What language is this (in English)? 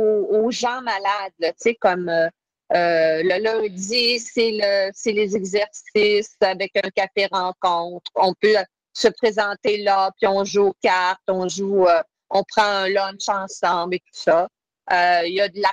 French